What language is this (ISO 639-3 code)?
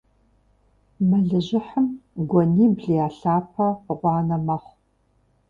kbd